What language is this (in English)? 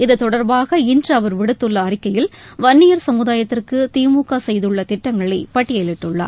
Tamil